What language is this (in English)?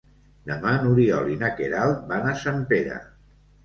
Catalan